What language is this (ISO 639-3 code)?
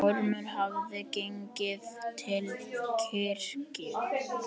isl